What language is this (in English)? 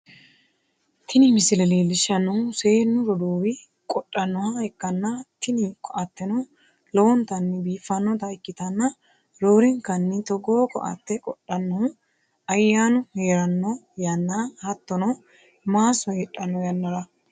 Sidamo